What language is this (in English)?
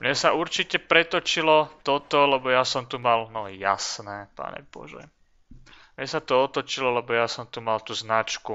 Slovak